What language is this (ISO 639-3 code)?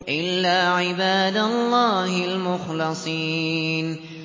ara